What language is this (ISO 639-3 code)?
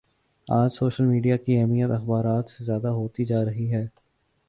urd